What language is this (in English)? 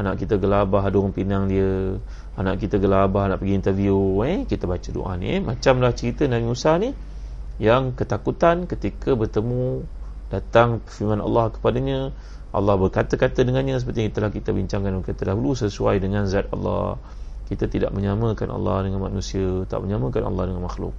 Malay